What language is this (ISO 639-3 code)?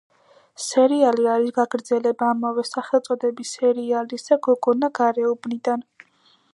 kat